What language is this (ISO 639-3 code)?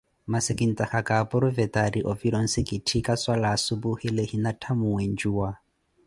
eko